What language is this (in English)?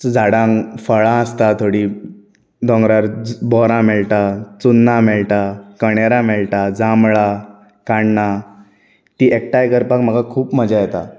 Konkani